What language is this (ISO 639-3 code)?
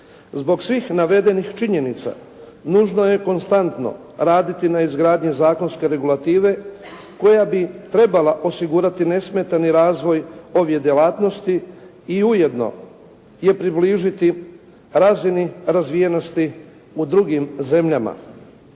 hrv